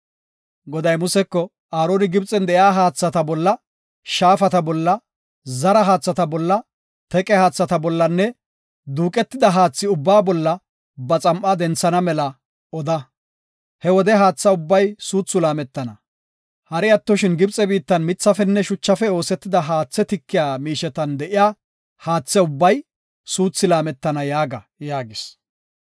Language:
Gofa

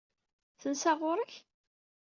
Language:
Kabyle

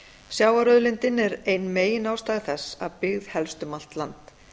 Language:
Icelandic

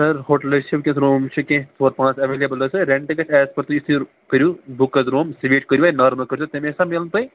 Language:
Kashmiri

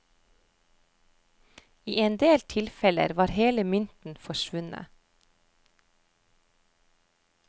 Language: Norwegian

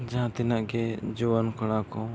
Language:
Santali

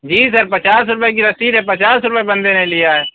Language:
Urdu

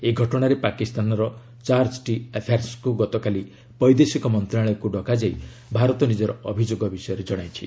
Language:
Odia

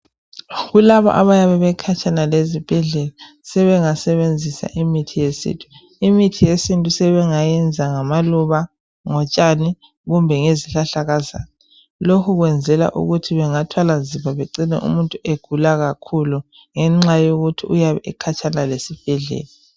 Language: North Ndebele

